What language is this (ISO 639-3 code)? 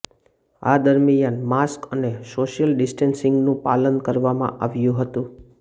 guj